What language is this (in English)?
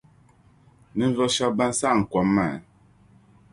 Dagbani